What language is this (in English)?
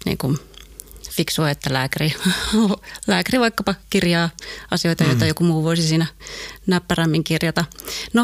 Finnish